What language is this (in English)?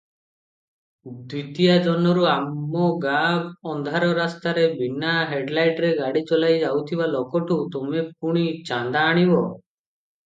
Odia